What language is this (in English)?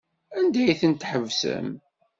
Kabyle